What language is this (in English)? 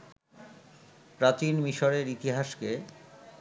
Bangla